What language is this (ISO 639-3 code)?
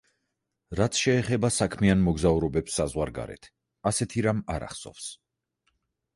kat